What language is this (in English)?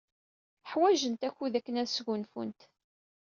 Kabyle